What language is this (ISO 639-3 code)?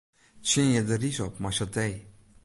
fry